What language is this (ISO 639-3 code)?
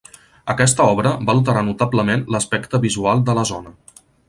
cat